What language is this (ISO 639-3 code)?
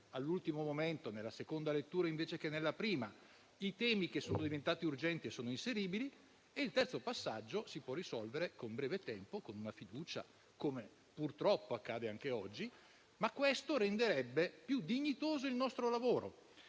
ita